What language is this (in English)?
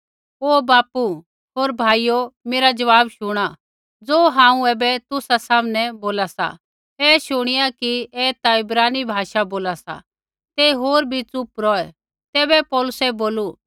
Kullu Pahari